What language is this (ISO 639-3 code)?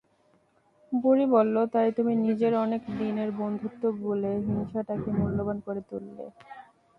ben